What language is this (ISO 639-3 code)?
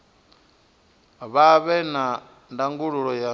ven